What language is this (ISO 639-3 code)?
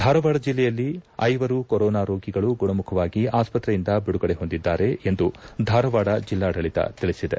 kan